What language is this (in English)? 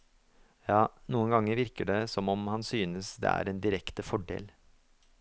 Norwegian